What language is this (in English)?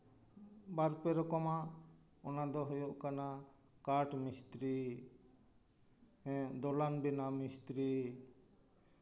Santali